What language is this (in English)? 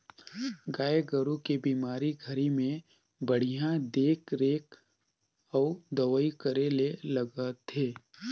Chhattisgarhi